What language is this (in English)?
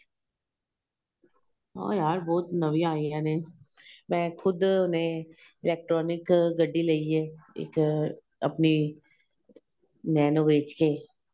Punjabi